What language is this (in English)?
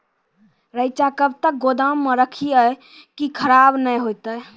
Maithili